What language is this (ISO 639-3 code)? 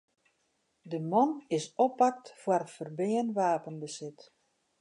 fry